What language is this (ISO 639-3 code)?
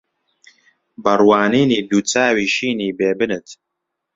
ckb